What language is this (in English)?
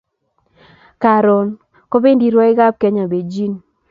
Kalenjin